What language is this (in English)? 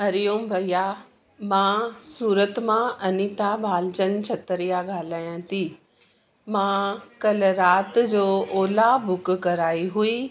Sindhi